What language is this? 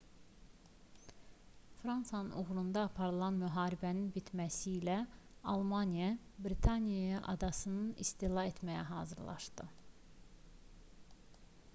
Azerbaijani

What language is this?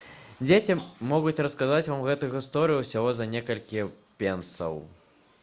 Belarusian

